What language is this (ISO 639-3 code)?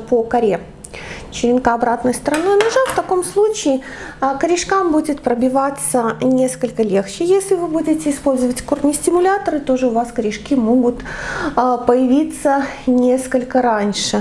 rus